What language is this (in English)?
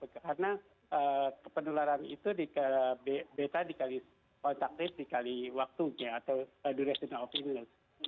Indonesian